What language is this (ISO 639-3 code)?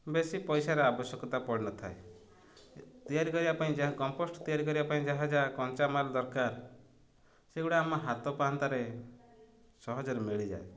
ori